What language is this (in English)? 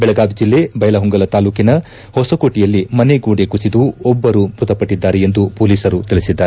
Kannada